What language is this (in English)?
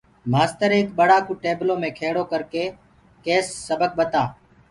Gurgula